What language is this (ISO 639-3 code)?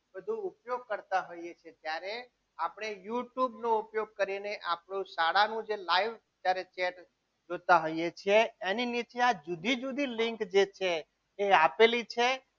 guj